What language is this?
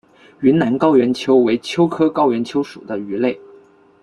Chinese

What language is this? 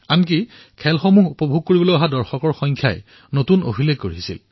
Assamese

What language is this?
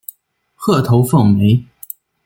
Chinese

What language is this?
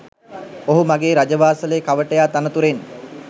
Sinhala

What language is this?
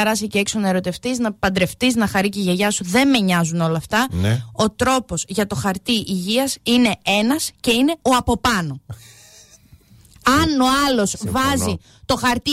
Greek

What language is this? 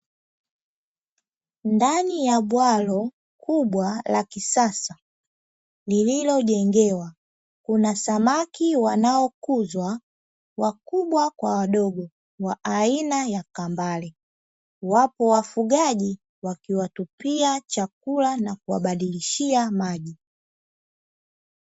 Swahili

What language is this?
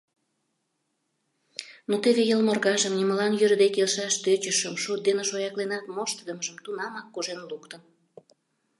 Mari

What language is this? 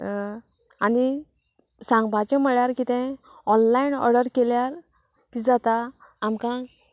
Konkani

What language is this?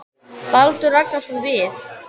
Icelandic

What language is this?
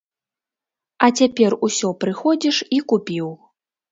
Belarusian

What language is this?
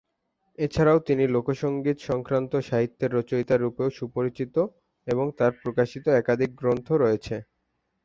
Bangla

